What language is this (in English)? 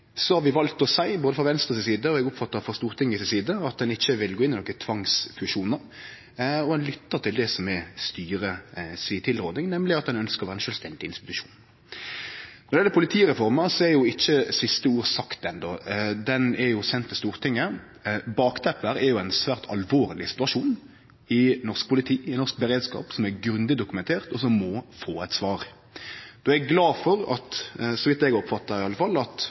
Norwegian Nynorsk